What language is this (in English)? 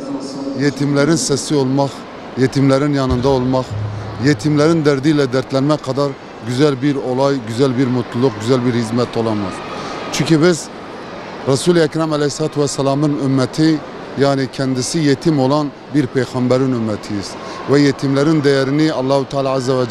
Turkish